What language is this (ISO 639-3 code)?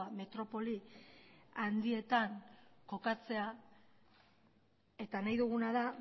eus